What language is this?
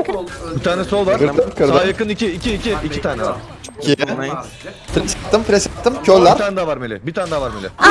Turkish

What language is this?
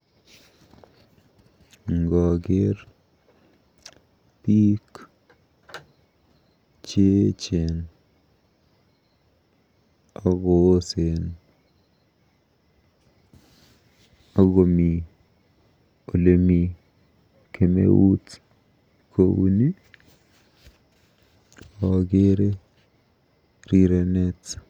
Kalenjin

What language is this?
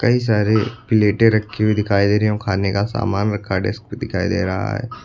Hindi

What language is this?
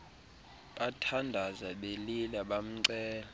Xhosa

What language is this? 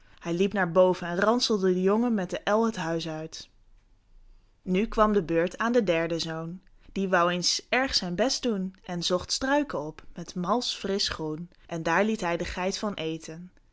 Dutch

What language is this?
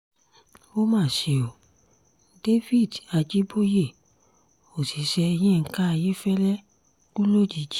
Yoruba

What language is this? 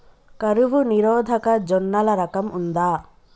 Telugu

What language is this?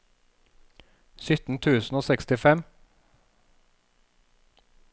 Norwegian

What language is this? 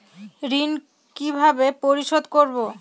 Bangla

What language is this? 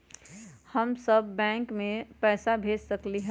Magahi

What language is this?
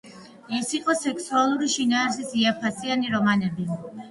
Georgian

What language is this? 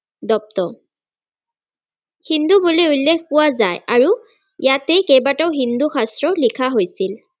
Assamese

